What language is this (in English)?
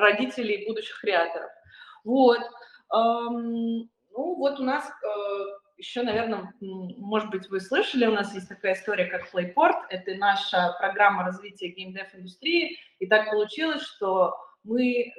Russian